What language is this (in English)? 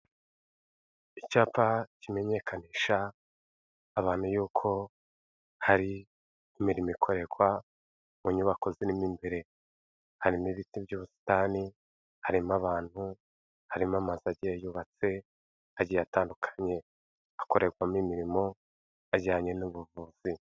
Kinyarwanda